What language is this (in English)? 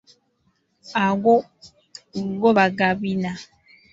Ganda